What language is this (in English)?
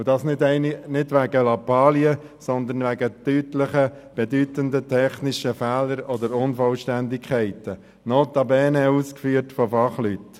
Swiss German